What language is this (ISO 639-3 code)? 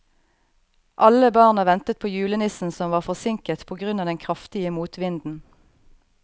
nor